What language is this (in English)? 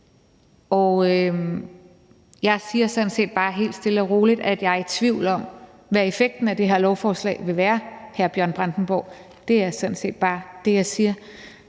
Danish